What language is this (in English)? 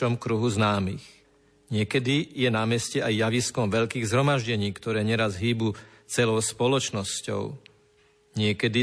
Slovak